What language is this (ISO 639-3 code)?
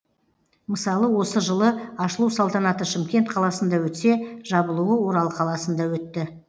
kaz